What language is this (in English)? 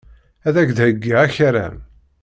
Kabyle